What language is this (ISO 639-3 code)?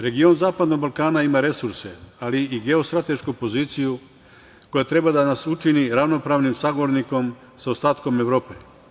srp